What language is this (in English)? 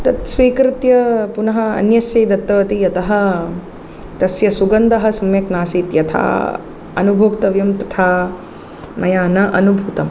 Sanskrit